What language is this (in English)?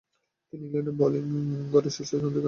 Bangla